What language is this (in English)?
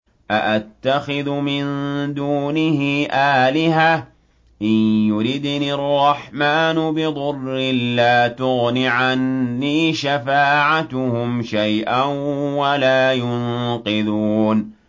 Arabic